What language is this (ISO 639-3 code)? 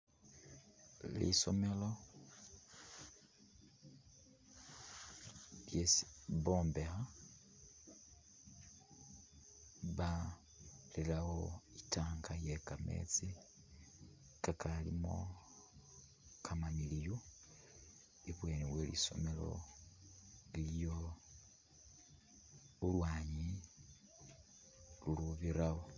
myx